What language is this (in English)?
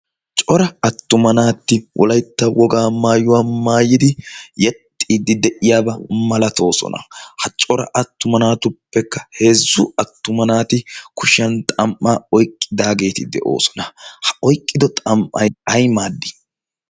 Wolaytta